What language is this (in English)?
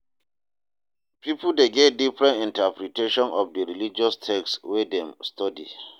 Nigerian Pidgin